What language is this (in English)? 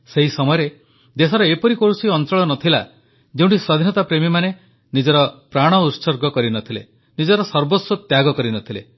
Odia